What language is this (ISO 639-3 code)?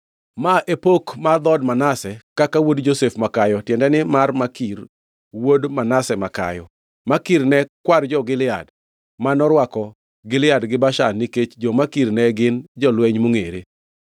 luo